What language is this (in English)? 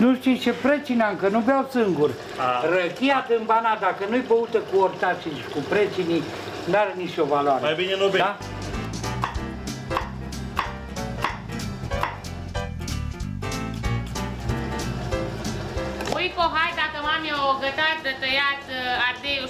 Romanian